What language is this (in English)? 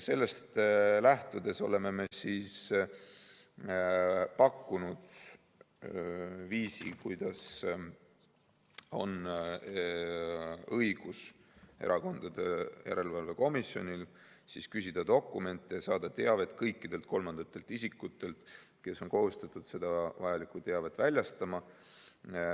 Estonian